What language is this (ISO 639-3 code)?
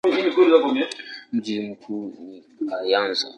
swa